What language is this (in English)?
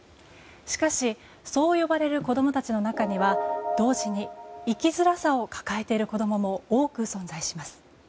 Japanese